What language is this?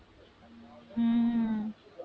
Tamil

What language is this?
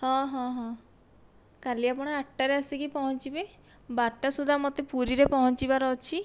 Odia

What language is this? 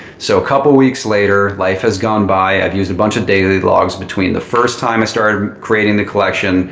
English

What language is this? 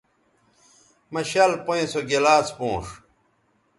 Bateri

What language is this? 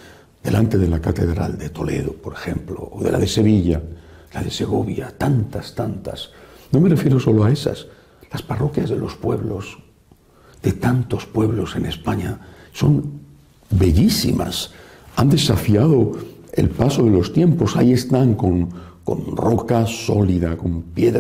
Spanish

